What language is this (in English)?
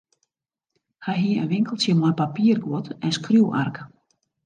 Western Frisian